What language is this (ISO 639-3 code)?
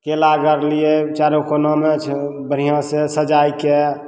mai